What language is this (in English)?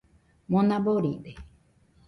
Nüpode Huitoto